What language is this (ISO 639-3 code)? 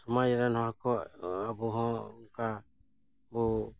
sat